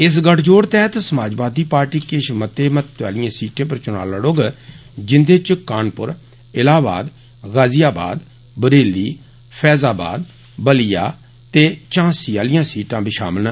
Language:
Dogri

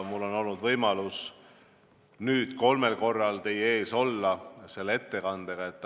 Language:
Estonian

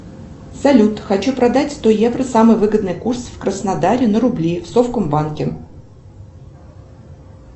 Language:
Russian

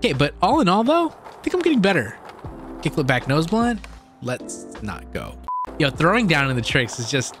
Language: English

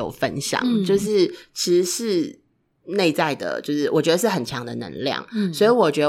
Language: Chinese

